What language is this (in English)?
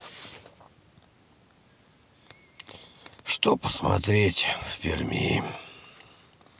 Russian